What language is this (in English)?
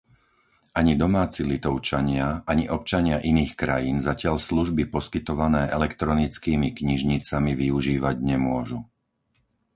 Slovak